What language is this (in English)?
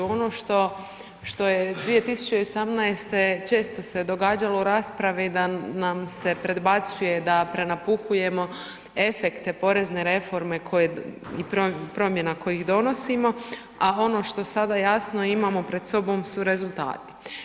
Croatian